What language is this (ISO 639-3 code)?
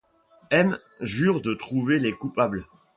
fra